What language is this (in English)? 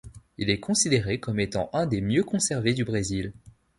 French